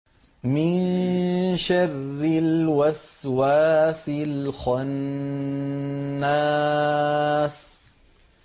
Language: Arabic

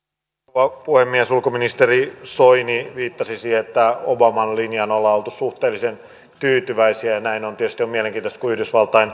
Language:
Finnish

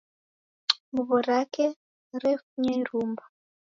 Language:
Taita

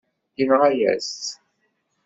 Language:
Kabyle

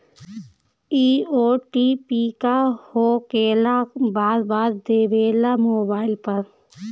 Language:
Bhojpuri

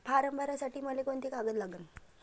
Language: Marathi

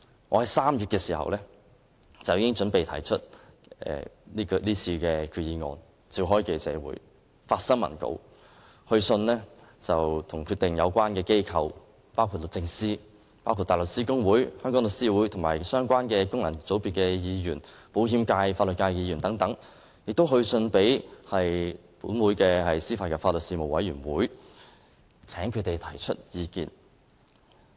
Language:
Cantonese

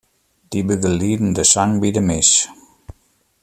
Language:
Western Frisian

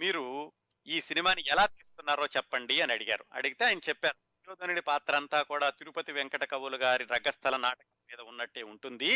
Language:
Telugu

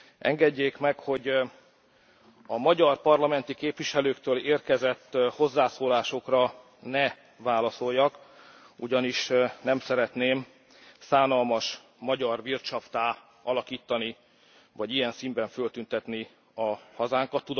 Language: Hungarian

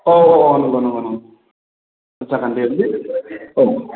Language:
Bodo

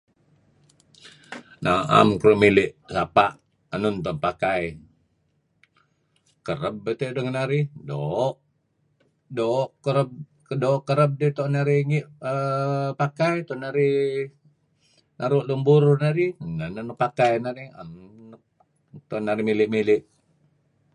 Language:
Kelabit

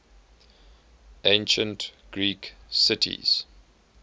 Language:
English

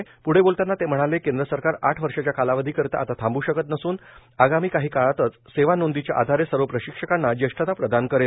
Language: Marathi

